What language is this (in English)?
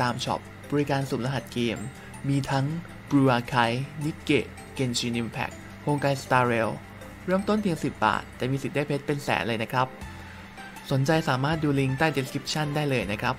Thai